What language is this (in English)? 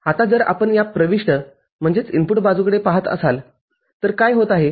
Marathi